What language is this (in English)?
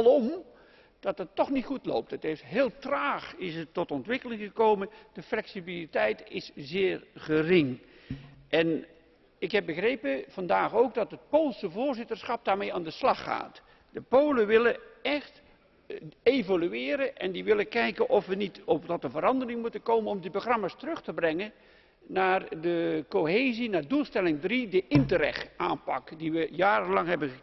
Dutch